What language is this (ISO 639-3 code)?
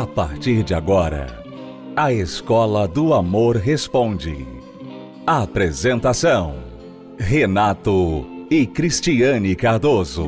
por